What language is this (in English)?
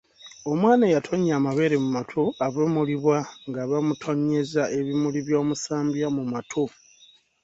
Ganda